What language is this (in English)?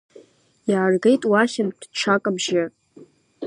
Abkhazian